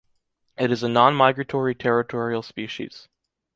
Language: English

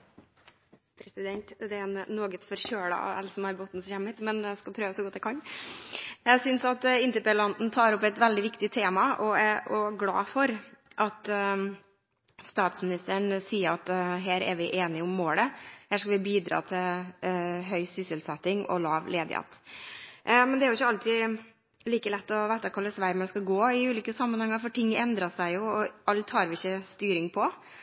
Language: Norwegian Bokmål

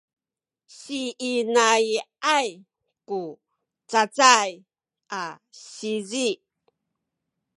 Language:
Sakizaya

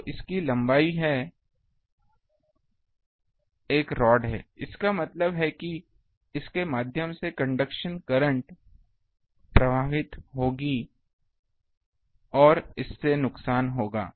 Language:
Hindi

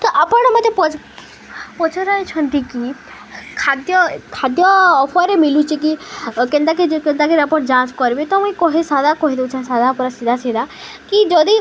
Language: Odia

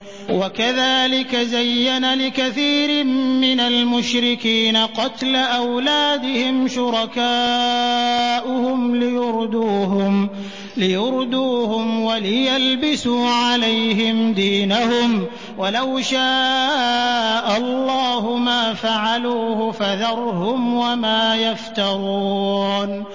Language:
Arabic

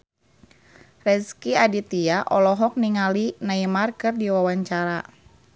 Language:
Sundanese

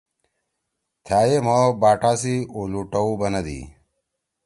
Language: Torwali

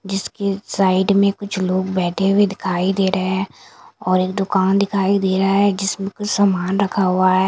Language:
Hindi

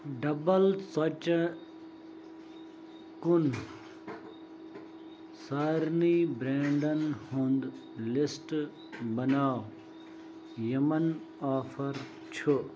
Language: Kashmiri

